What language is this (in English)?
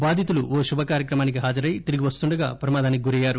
Telugu